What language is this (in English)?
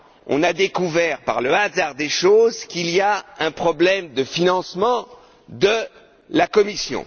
French